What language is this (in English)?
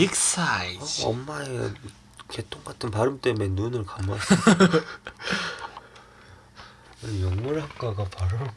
Korean